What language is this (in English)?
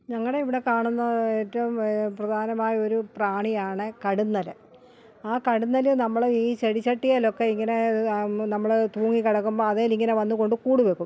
Malayalam